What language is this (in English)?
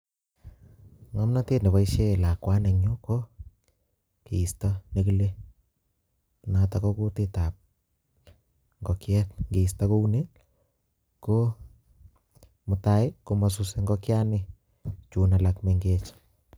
Kalenjin